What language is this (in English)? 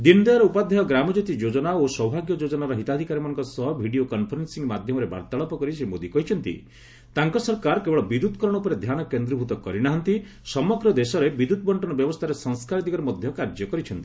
Odia